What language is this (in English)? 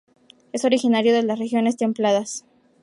Spanish